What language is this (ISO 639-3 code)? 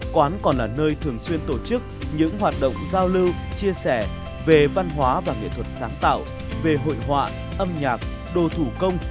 vie